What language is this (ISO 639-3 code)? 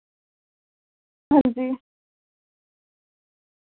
doi